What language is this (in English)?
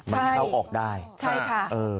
Thai